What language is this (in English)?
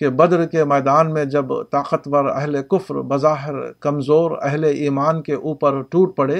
Urdu